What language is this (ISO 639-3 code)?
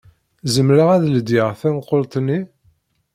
kab